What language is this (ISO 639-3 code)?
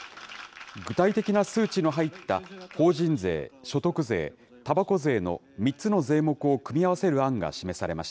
jpn